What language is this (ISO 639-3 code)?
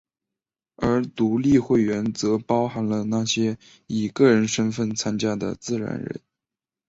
zho